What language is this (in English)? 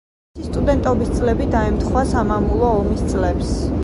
Georgian